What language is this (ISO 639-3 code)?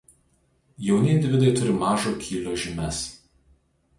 lit